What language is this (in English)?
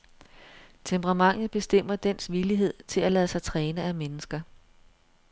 Danish